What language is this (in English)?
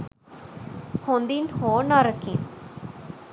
Sinhala